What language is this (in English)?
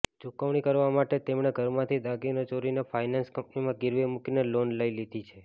Gujarati